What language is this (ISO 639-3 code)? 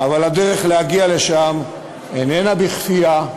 heb